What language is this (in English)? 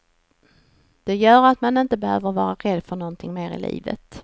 Swedish